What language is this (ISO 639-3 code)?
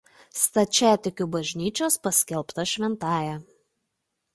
lit